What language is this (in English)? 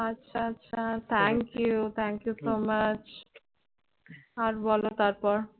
Bangla